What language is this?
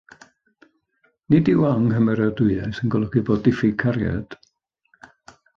Welsh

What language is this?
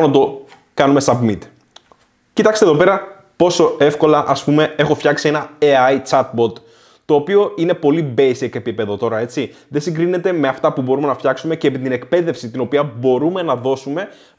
Greek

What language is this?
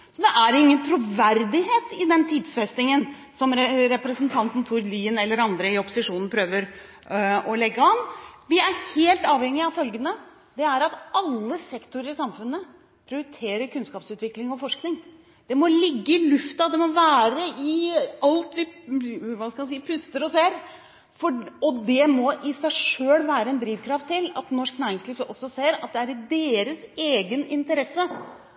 Norwegian Bokmål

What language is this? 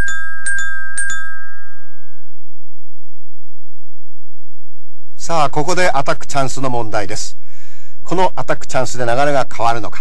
Japanese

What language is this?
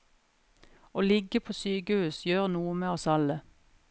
Norwegian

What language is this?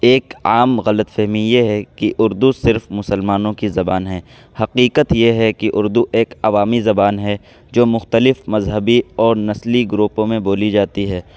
Urdu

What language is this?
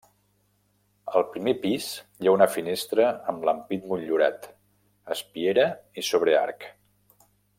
Catalan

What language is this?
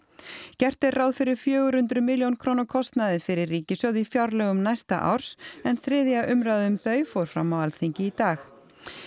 Icelandic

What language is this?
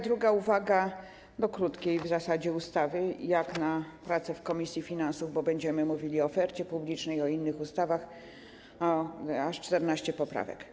Polish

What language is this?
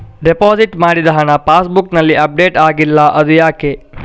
Kannada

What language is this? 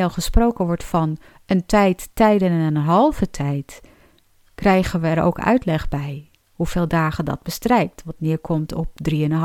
Dutch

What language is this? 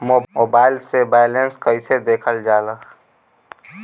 Bhojpuri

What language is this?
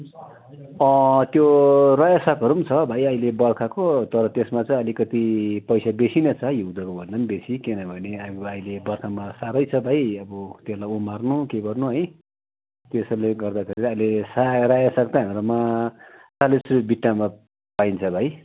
Nepali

